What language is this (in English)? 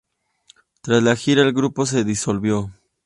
Spanish